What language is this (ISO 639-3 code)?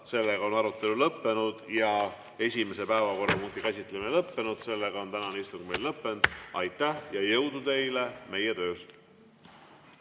est